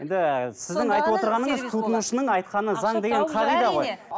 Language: Kazakh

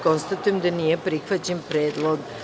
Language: Serbian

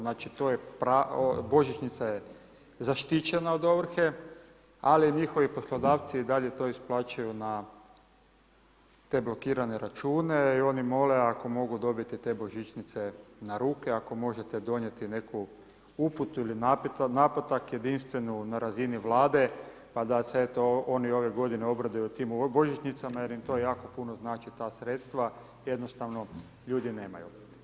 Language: Croatian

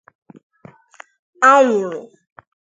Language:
Igbo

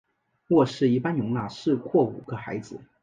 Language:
Chinese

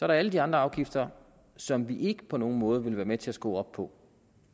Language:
Danish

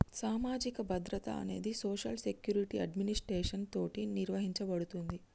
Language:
Telugu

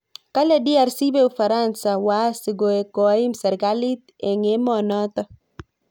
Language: Kalenjin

